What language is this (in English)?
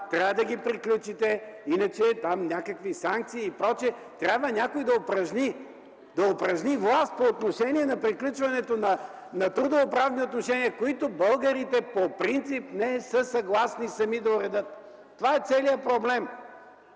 Bulgarian